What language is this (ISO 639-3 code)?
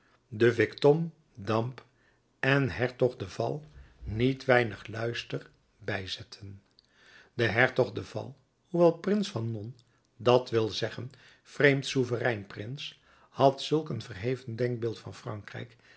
nld